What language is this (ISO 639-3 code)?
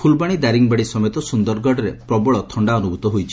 ori